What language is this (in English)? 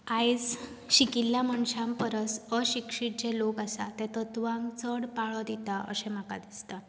Konkani